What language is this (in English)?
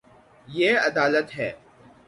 Urdu